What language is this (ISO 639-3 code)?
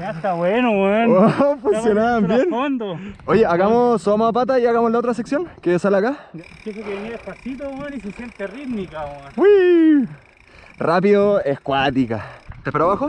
spa